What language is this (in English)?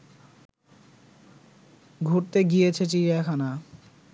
Bangla